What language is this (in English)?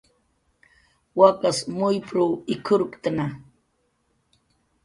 Jaqaru